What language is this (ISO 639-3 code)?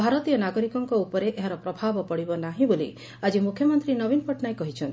ori